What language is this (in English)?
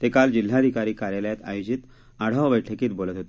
Marathi